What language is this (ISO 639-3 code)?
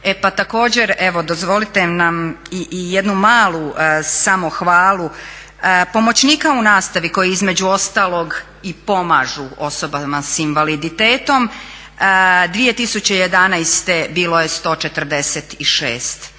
hrv